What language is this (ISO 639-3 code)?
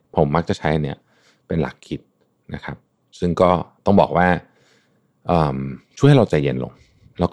tha